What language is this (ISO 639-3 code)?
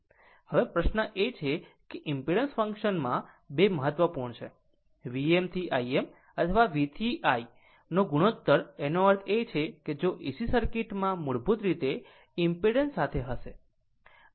guj